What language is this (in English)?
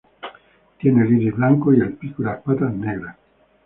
Spanish